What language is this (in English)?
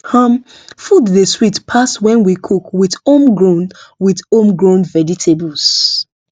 Nigerian Pidgin